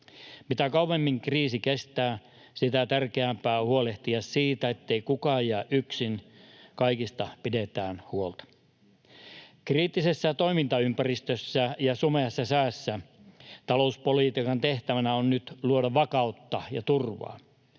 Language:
Finnish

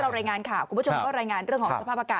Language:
Thai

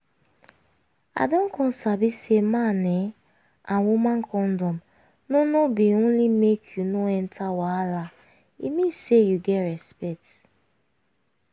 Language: Nigerian Pidgin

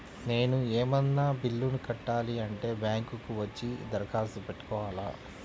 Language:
Telugu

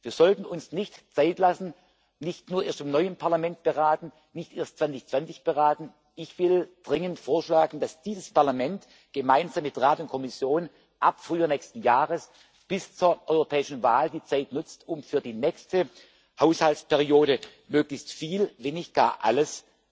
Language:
German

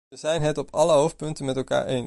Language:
Dutch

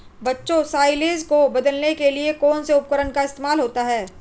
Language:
Hindi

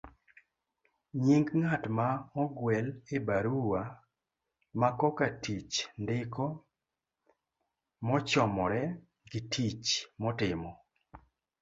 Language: Luo (Kenya and Tanzania)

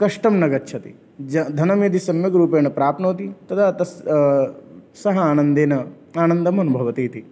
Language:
Sanskrit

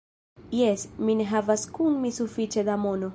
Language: Esperanto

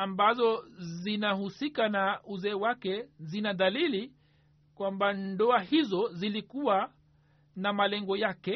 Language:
Swahili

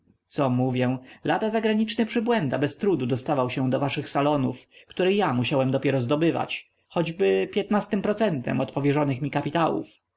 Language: Polish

